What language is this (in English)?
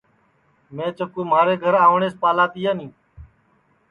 Sansi